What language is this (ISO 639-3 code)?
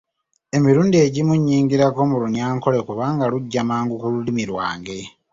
lug